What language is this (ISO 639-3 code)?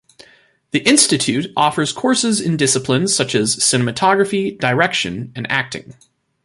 eng